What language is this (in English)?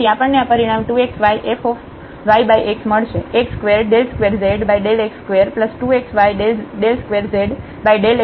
Gujarati